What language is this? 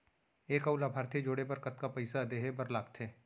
Chhattisgarhi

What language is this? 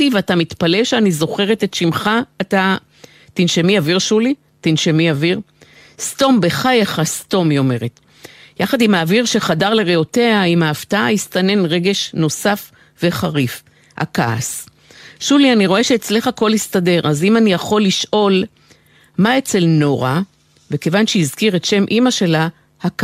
Hebrew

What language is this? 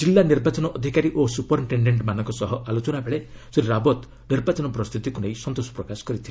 Odia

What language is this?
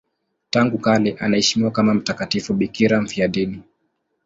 Swahili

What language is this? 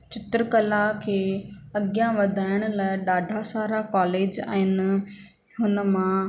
Sindhi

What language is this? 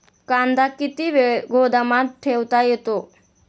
Marathi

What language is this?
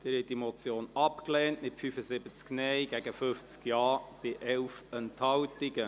Swiss German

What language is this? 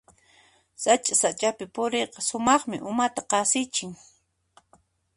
Puno Quechua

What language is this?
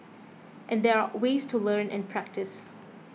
English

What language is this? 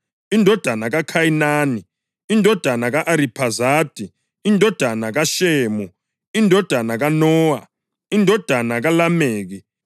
North Ndebele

